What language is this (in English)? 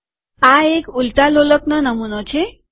Gujarati